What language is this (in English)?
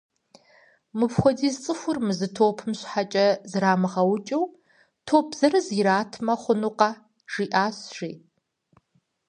Kabardian